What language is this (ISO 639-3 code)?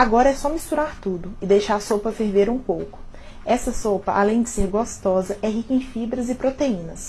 por